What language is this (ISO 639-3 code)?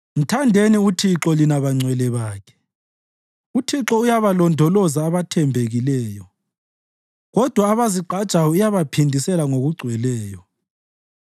nde